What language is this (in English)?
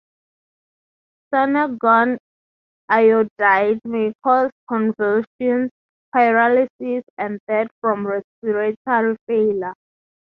English